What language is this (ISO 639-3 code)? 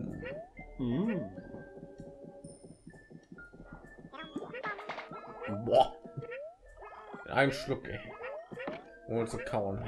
deu